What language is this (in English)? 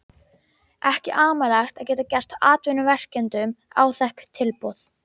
Icelandic